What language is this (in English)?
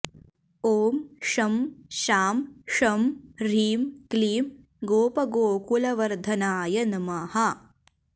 Sanskrit